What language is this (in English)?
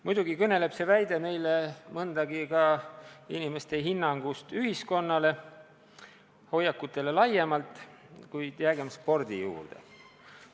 Estonian